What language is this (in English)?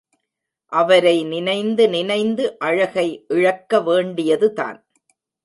Tamil